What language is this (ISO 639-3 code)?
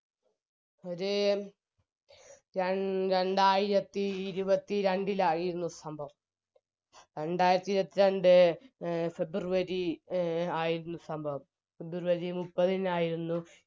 mal